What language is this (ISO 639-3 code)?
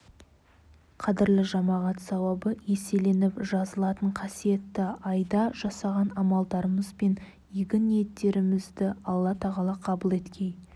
kaz